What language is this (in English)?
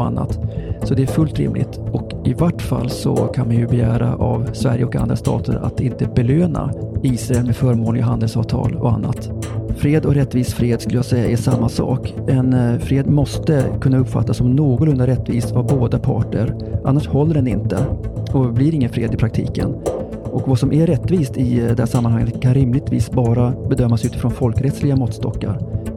Swedish